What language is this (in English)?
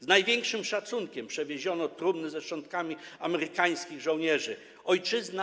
Polish